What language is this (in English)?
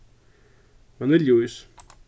Faroese